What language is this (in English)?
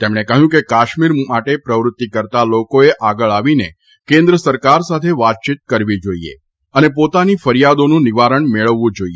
Gujarati